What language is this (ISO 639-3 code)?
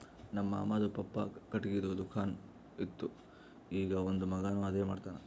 kan